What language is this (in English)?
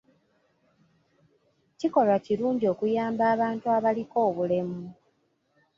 Ganda